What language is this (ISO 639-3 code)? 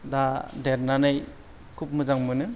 brx